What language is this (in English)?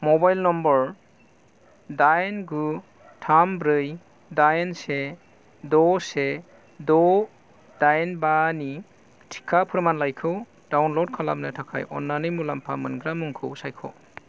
Bodo